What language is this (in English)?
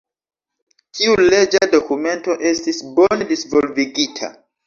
Esperanto